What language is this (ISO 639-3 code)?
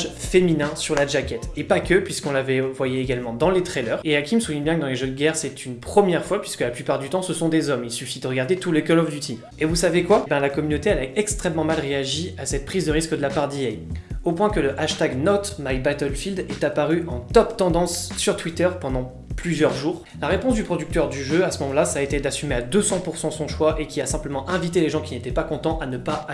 fra